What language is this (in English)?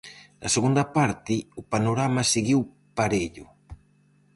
Galician